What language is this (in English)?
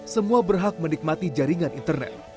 Indonesian